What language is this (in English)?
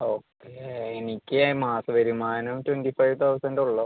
Malayalam